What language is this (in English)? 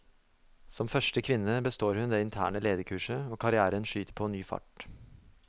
Norwegian